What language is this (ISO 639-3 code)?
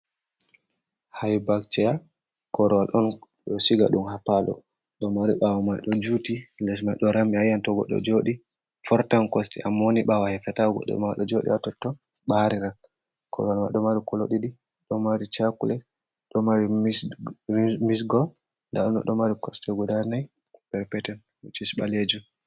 ful